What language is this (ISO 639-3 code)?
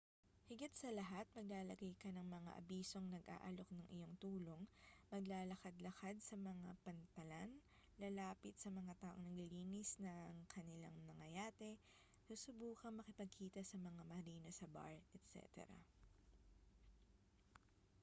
fil